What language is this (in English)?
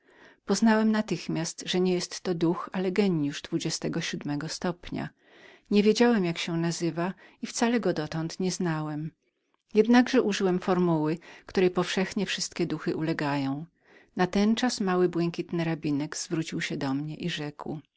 Polish